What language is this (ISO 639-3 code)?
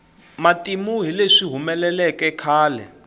tso